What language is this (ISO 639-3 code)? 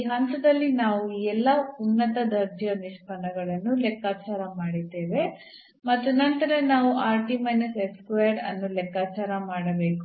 kan